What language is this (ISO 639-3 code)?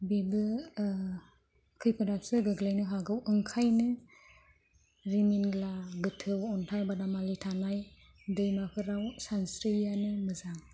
brx